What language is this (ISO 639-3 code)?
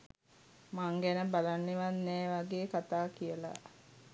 sin